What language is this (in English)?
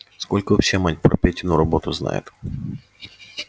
Russian